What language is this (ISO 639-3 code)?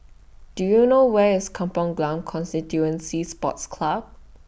eng